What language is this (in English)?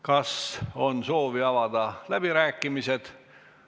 Estonian